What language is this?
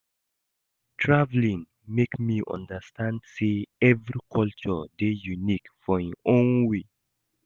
Nigerian Pidgin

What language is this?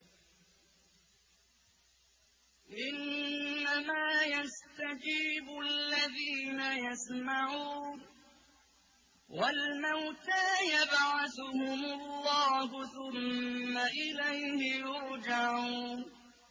Arabic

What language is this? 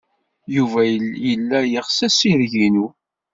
Kabyle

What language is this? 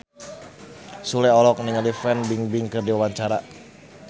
Sundanese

